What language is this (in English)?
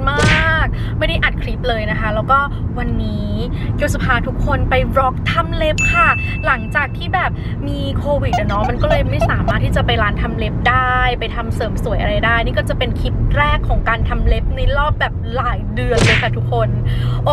Thai